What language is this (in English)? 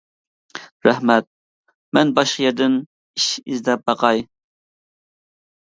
Uyghur